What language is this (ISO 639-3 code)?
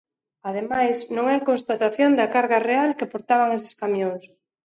glg